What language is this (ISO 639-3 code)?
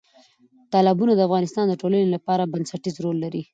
pus